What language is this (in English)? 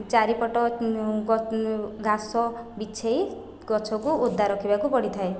Odia